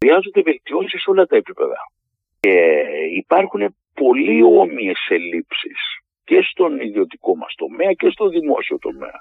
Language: Greek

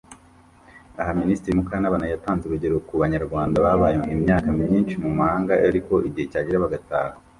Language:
Kinyarwanda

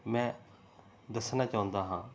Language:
Punjabi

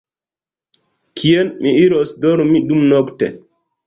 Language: Esperanto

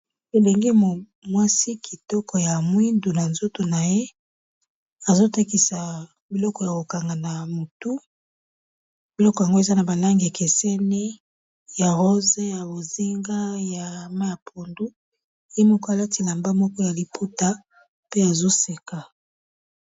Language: Lingala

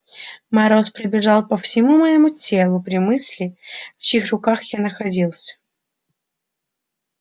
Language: Russian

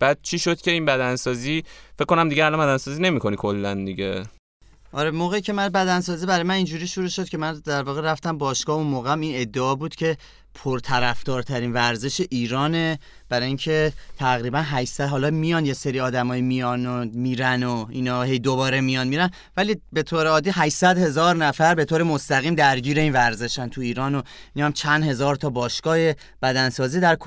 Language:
Persian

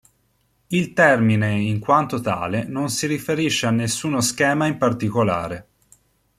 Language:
Italian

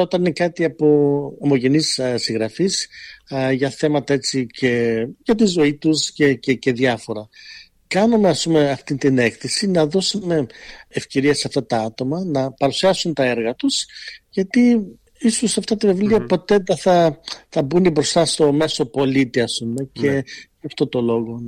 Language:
Greek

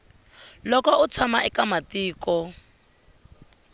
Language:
Tsonga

